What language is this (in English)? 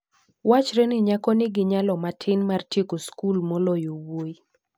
Luo (Kenya and Tanzania)